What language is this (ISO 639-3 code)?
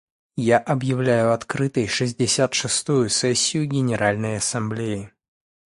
rus